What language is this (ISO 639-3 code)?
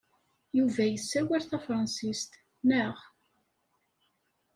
kab